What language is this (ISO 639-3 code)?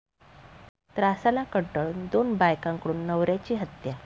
mar